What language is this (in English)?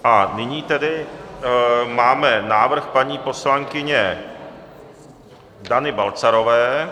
Czech